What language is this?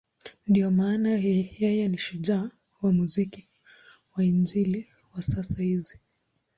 Swahili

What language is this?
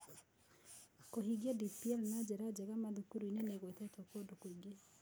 Kikuyu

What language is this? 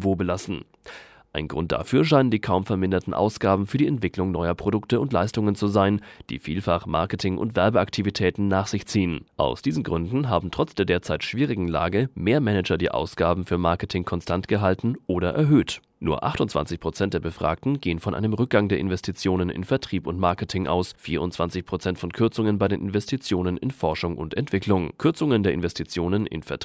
German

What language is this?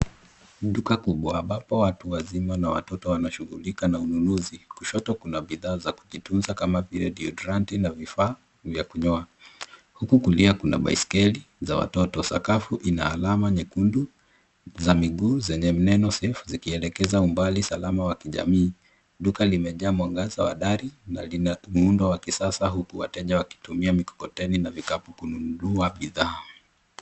Swahili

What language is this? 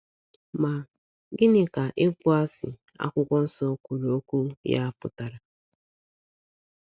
Igbo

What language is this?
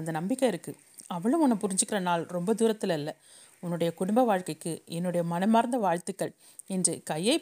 Tamil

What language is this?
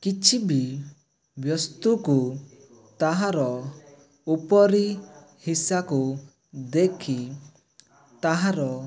Odia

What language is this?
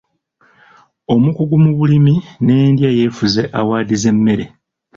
Ganda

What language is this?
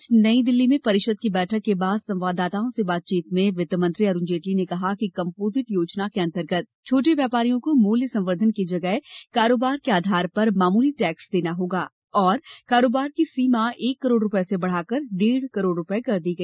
Hindi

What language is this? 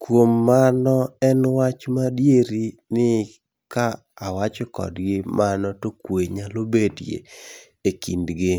Luo (Kenya and Tanzania)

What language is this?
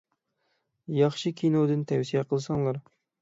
Uyghur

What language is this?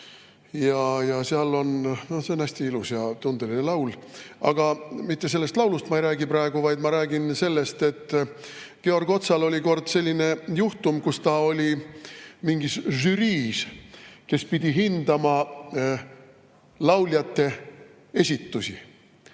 Estonian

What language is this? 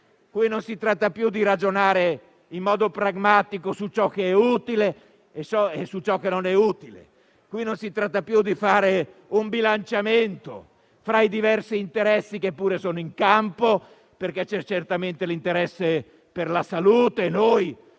Italian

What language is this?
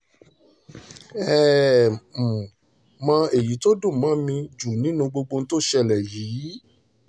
Yoruba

